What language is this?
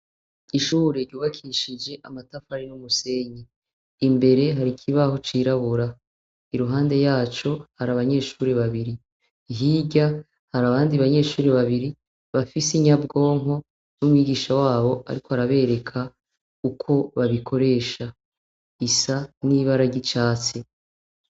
Rundi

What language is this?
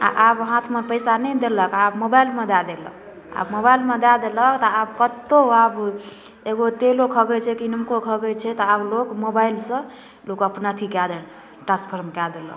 Maithili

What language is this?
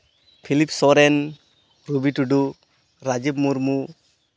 Santali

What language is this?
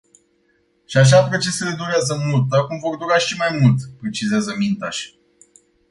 Romanian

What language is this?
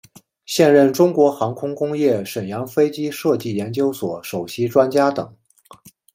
Chinese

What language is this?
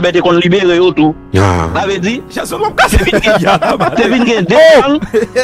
French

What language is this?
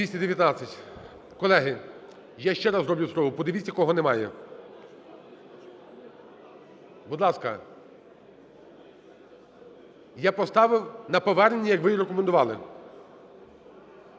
Ukrainian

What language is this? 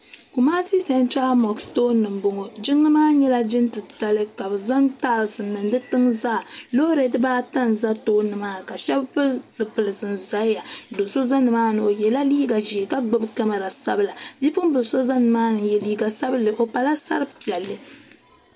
Dagbani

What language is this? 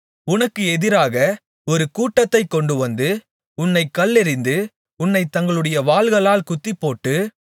Tamil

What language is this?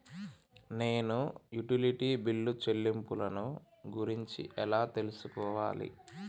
Telugu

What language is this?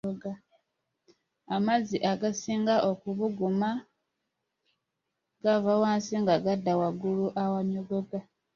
Ganda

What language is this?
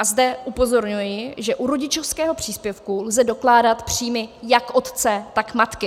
Czech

